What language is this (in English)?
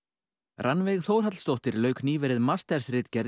Icelandic